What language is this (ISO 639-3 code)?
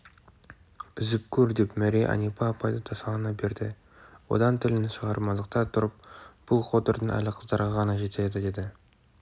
kaz